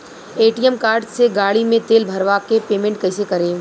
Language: Bhojpuri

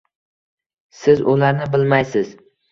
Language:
Uzbek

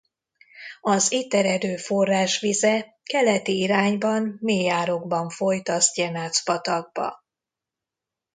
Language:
Hungarian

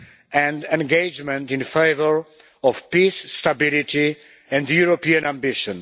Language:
English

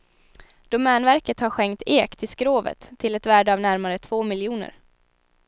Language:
Swedish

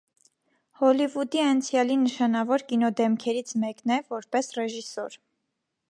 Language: Armenian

